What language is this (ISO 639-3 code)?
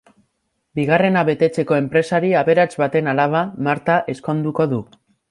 eus